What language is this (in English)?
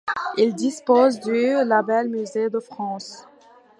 French